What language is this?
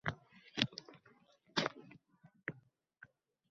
Uzbek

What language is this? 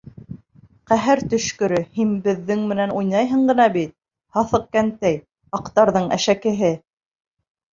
Bashkir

